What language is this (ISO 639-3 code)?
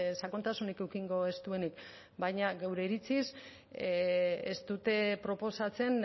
eus